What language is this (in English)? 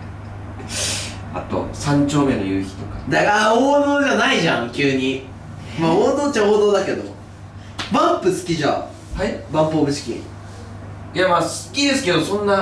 Japanese